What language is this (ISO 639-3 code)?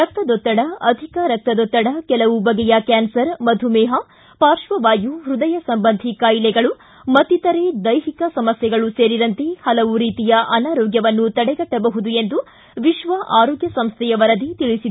kan